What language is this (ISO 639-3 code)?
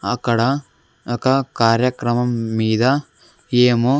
tel